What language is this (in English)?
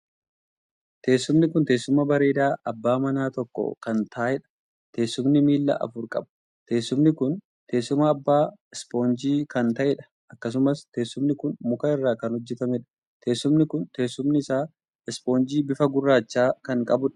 Oromo